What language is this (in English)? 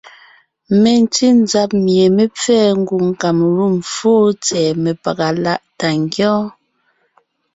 Ngiemboon